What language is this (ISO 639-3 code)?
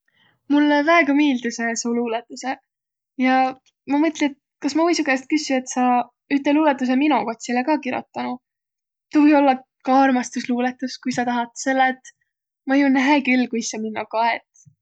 vro